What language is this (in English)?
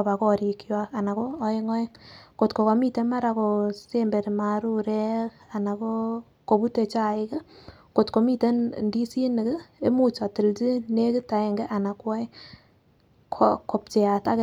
Kalenjin